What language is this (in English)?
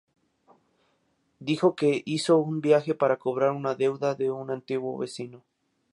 Spanish